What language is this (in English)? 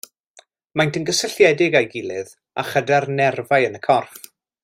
Welsh